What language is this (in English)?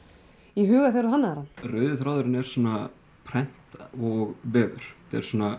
Icelandic